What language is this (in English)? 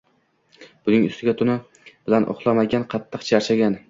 Uzbek